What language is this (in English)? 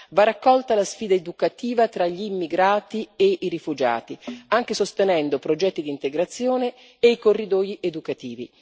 Italian